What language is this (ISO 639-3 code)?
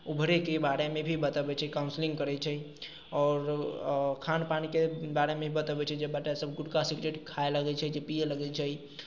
mai